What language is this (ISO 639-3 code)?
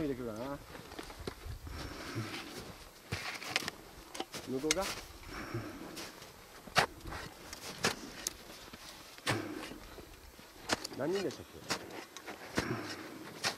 jpn